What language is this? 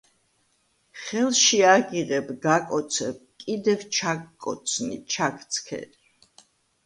Georgian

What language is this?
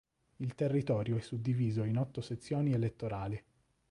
Italian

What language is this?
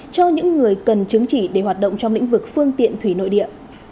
Vietnamese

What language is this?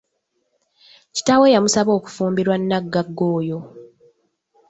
Ganda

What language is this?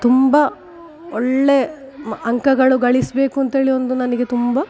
Kannada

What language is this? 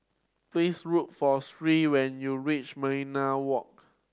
English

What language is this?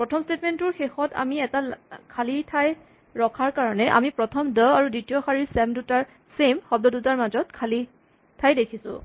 Assamese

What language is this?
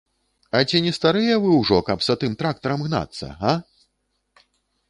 Belarusian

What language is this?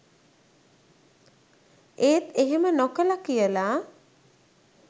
Sinhala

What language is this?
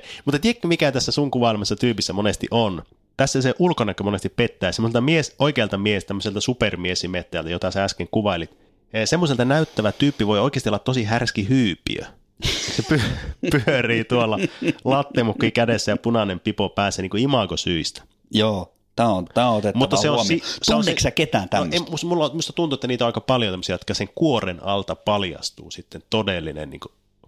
Finnish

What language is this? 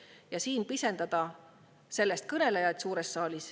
Estonian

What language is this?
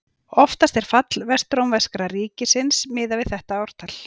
Icelandic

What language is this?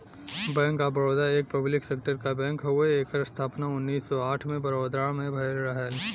Bhojpuri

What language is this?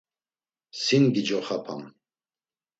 Laz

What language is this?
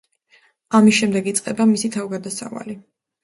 Georgian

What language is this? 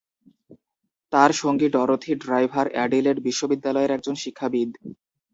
Bangla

